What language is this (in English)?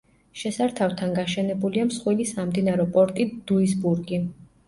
Georgian